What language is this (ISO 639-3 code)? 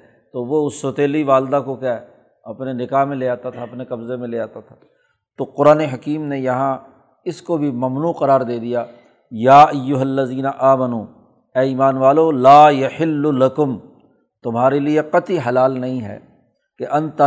urd